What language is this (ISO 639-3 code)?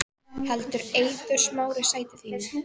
isl